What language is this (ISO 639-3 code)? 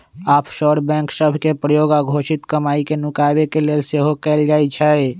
mag